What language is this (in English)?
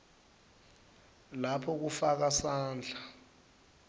Swati